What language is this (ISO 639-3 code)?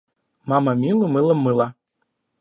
rus